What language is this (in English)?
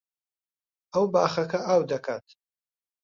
Central Kurdish